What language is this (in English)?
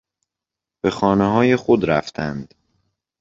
Persian